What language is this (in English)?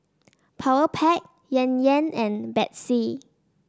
English